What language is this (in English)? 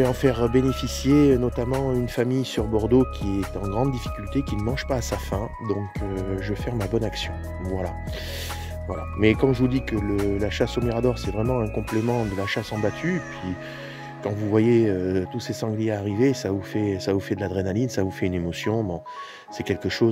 French